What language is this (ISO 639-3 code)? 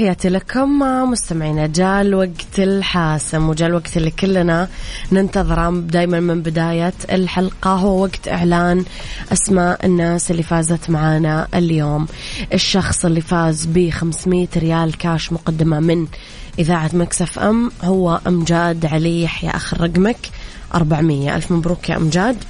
ara